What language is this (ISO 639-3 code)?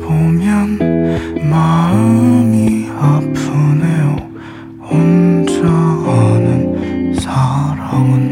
kor